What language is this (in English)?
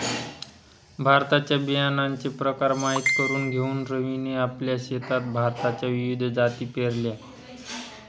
Marathi